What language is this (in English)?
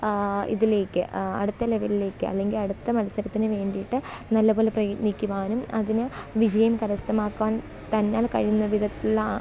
Malayalam